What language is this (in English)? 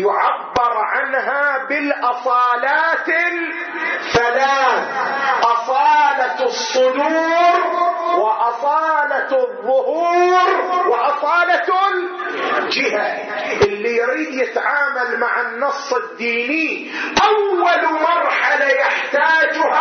Arabic